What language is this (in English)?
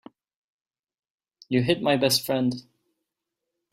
English